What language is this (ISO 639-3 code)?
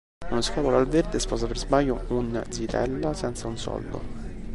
ita